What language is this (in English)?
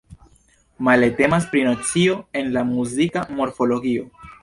Esperanto